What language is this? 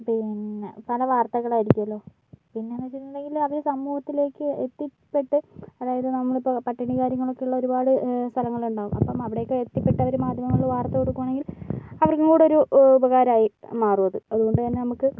Malayalam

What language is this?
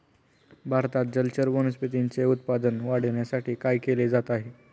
Marathi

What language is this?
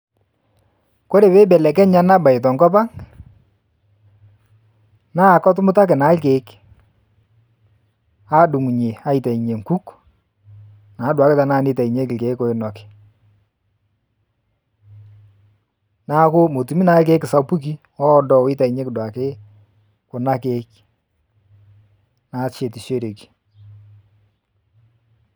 Masai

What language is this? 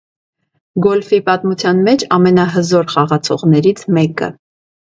Armenian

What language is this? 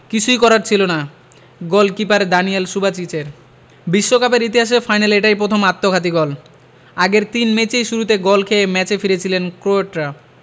Bangla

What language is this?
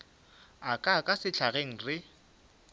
Northern Sotho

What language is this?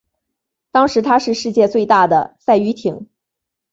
Chinese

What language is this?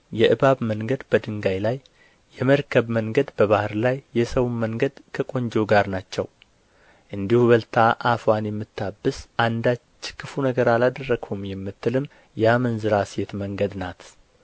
Amharic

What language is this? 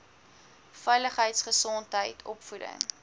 Afrikaans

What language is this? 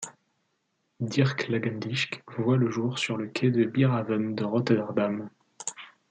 French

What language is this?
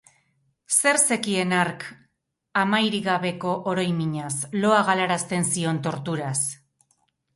Basque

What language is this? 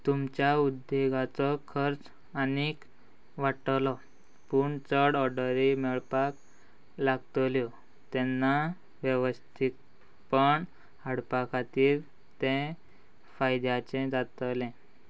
Konkani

